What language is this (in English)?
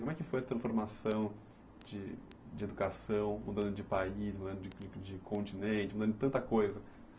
Portuguese